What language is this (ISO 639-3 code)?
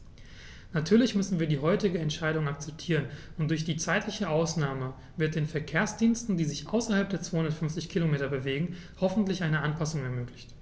deu